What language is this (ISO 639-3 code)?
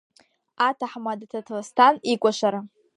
abk